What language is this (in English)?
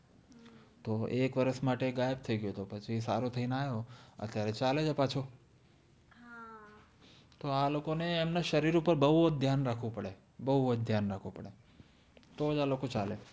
Gujarati